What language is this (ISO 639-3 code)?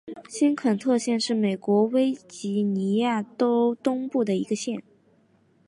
zho